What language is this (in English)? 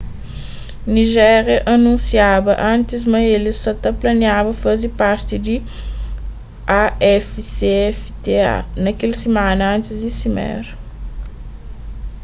Kabuverdianu